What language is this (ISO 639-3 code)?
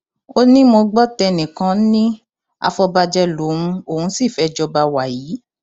yor